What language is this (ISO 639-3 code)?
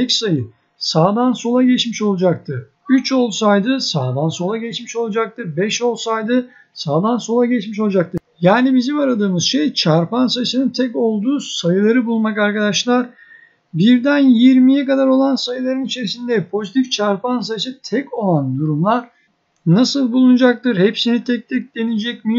tur